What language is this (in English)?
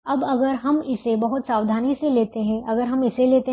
Hindi